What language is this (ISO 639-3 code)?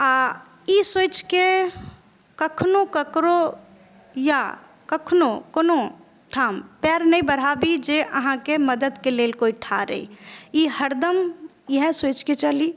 mai